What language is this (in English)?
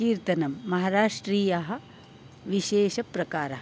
Sanskrit